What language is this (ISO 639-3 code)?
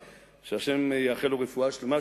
heb